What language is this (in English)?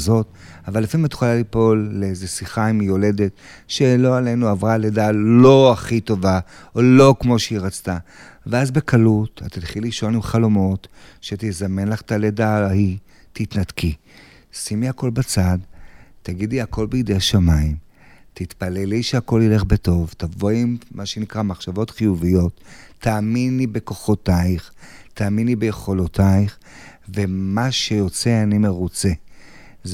Hebrew